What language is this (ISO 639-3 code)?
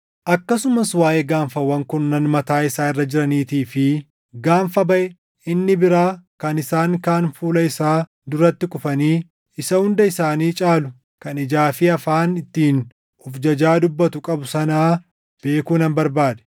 orm